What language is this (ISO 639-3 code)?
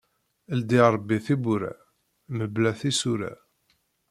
kab